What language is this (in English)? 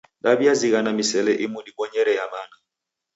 Taita